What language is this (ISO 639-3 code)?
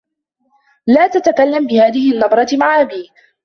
ara